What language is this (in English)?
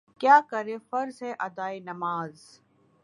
Urdu